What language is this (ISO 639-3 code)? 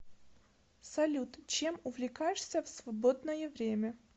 rus